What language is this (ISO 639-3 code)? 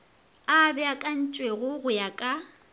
nso